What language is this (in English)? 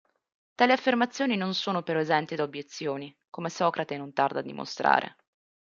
Italian